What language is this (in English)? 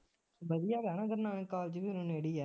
Punjabi